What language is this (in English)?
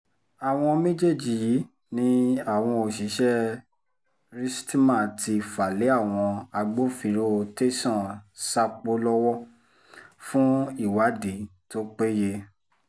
Yoruba